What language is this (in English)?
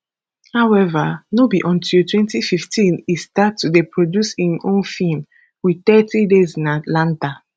Nigerian Pidgin